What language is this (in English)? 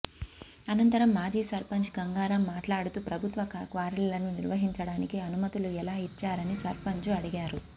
Telugu